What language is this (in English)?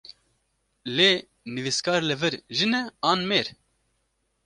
Kurdish